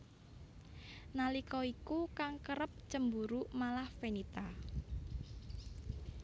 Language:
Javanese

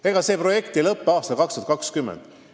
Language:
Estonian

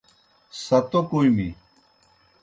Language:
Kohistani Shina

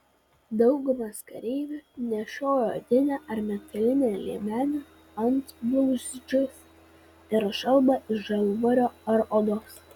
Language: Lithuanian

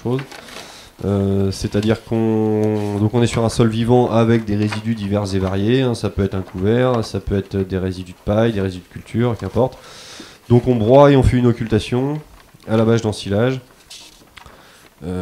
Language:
French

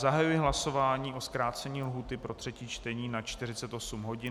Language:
Czech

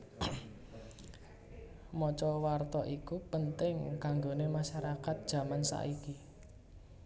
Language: Javanese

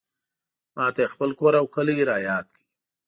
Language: Pashto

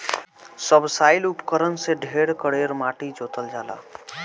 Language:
Bhojpuri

